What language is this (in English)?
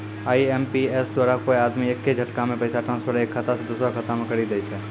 Maithili